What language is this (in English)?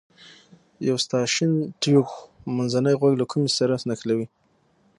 Pashto